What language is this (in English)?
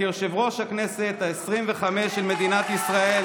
Hebrew